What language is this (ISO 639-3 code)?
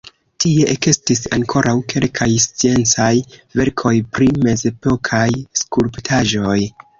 epo